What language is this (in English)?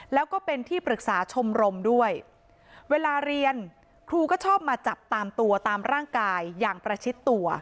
Thai